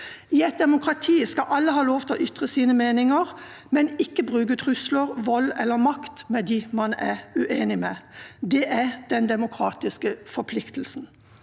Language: Norwegian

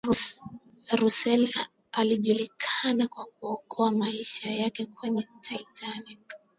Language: Swahili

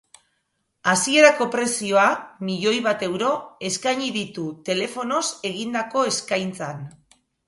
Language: Basque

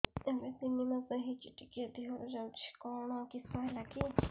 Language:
Odia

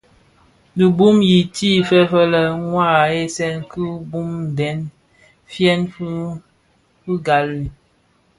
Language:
Bafia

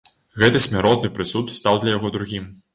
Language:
Belarusian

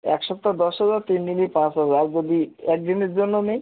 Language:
Bangla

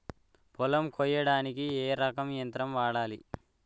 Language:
Telugu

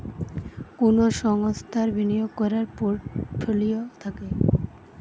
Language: Bangla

